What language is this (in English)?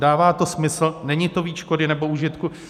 Czech